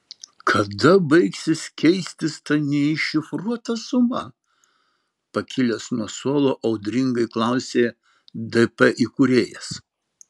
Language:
Lithuanian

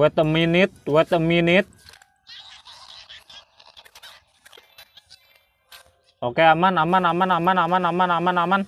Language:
Indonesian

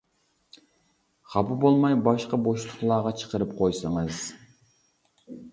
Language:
Uyghur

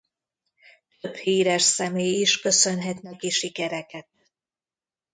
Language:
Hungarian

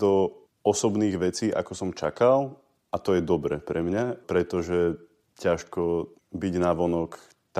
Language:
Slovak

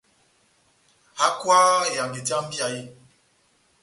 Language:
Batanga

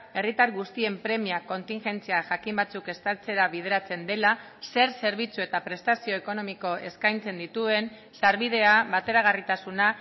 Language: Basque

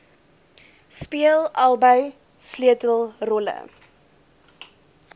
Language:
Afrikaans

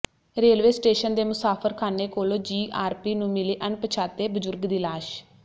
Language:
Punjabi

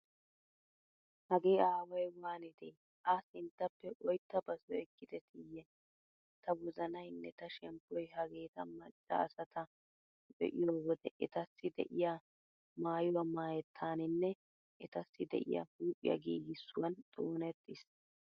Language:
Wolaytta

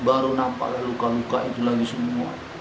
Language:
Indonesian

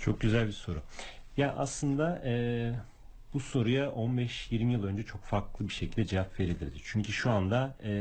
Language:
Turkish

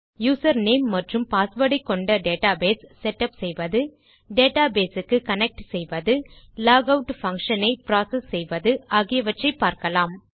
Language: Tamil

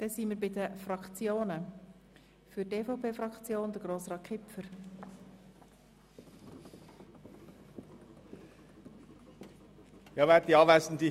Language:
Swiss German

